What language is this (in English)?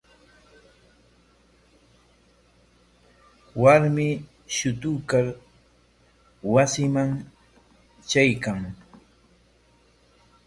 Corongo Ancash Quechua